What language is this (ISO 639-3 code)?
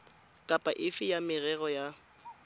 tsn